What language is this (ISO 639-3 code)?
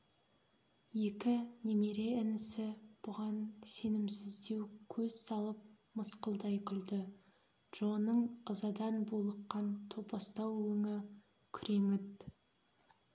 kaz